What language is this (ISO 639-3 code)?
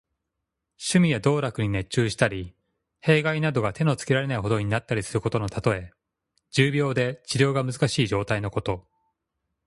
jpn